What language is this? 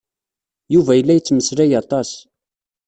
Kabyle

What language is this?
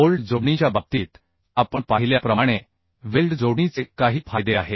Marathi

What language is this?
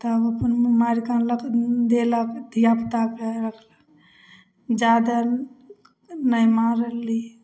Maithili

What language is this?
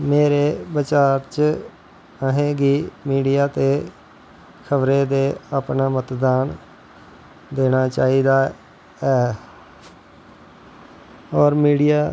Dogri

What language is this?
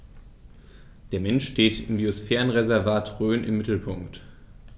German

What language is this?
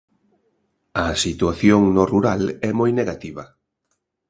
Galician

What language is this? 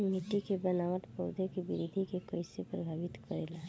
Bhojpuri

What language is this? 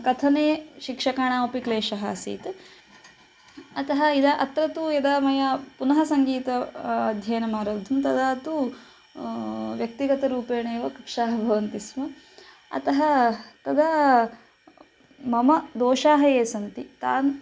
Sanskrit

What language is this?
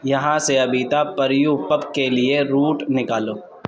Urdu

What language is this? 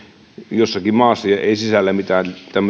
Finnish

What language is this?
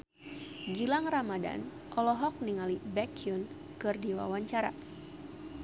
Sundanese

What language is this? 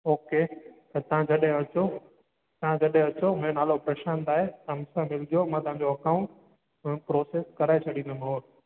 Sindhi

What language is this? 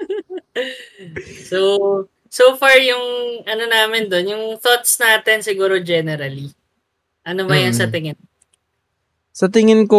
Filipino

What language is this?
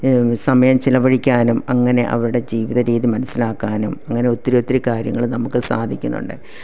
Malayalam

